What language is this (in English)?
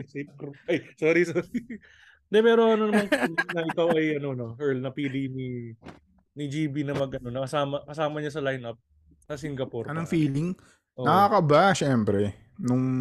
Filipino